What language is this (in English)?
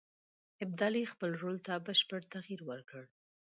Pashto